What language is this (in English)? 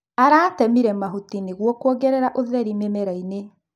Kikuyu